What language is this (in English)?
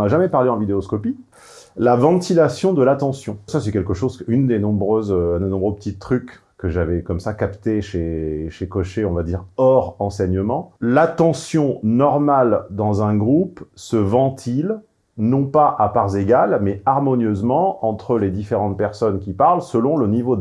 French